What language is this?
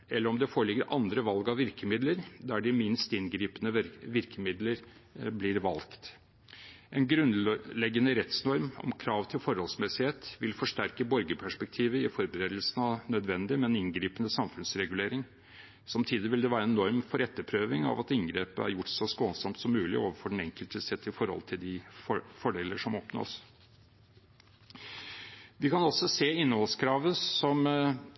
Norwegian Bokmål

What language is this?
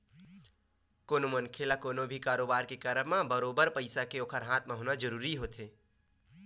Chhattisgarhi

